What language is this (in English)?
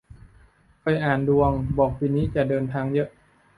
Thai